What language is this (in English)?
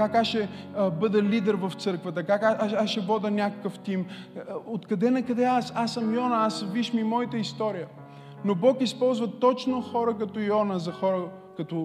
Bulgarian